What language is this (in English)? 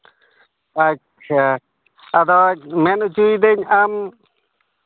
Santali